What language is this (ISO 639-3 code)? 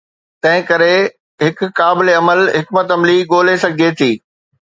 snd